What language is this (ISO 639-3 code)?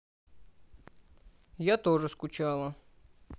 rus